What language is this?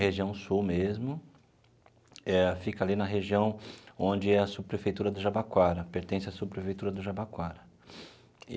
Portuguese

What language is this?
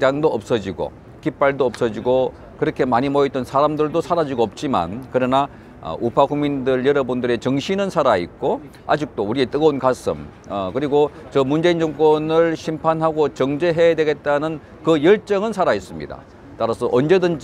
Korean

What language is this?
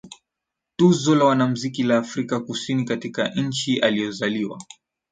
Swahili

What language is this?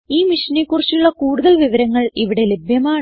Malayalam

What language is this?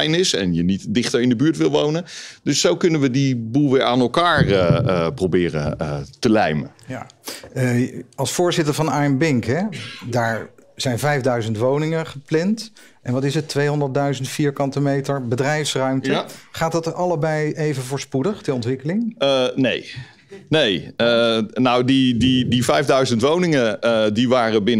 Dutch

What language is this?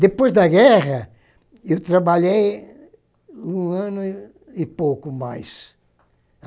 Portuguese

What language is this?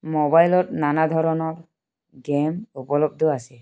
Assamese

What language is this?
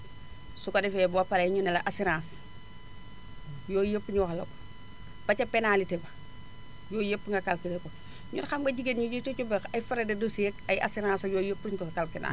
Wolof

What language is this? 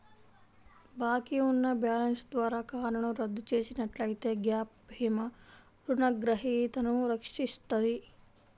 Telugu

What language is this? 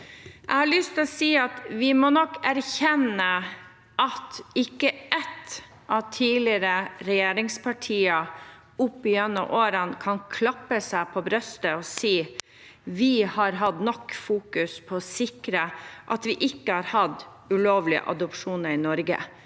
Norwegian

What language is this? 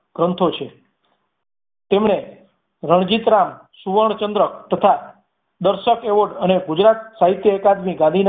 Gujarati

